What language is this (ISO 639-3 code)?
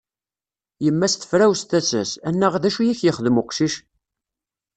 kab